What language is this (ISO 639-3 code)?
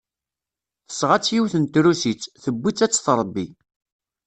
kab